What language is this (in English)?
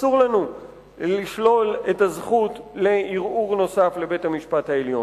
Hebrew